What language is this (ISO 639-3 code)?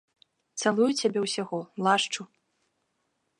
bel